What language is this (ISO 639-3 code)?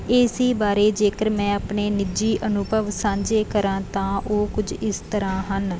pan